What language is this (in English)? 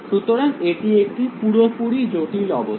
Bangla